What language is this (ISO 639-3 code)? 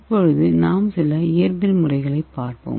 tam